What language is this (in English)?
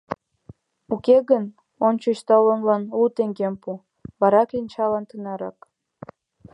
Mari